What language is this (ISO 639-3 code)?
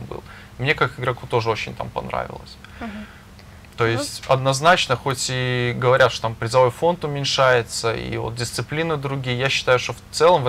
rus